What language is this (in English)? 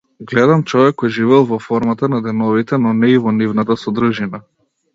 Macedonian